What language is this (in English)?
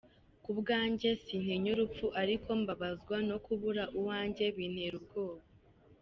Kinyarwanda